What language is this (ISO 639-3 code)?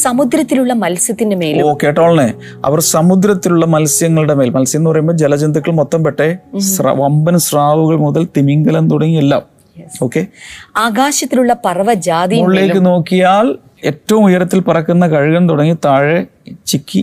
mal